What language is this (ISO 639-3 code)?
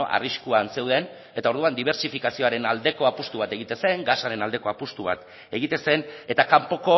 eus